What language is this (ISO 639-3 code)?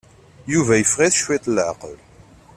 kab